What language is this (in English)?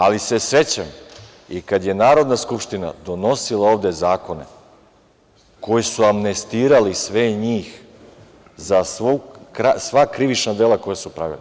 Serbian